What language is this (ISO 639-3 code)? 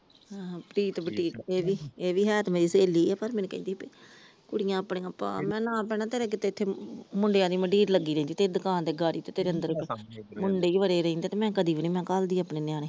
pan